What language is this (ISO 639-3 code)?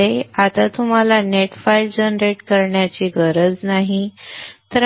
mar